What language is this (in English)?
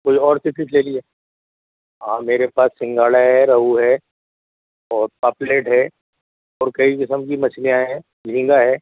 Urdu